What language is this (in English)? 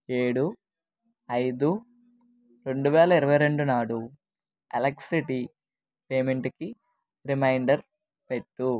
Telugu